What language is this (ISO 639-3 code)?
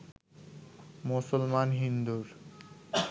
ben